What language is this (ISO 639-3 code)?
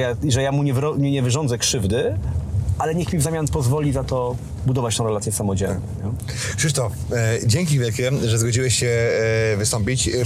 pol